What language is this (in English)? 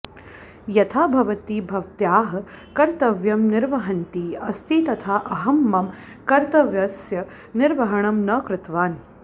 Sanskrit